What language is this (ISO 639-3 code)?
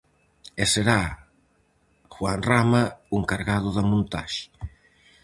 glg